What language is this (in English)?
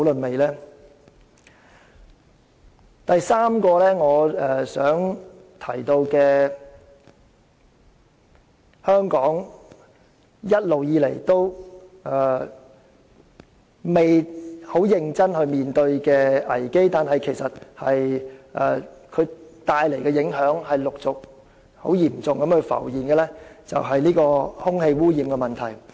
Cantonese